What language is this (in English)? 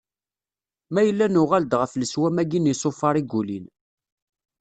Kabyle